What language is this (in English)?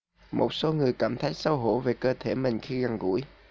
Vietnamese